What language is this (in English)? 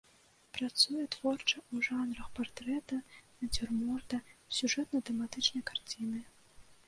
Belarusian